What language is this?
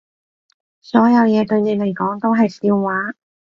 Cantonese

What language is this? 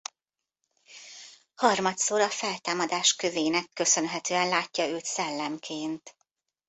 Hungarian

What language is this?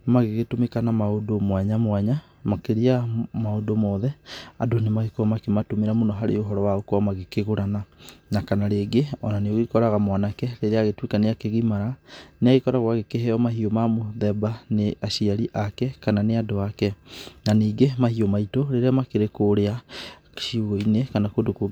Kikuyu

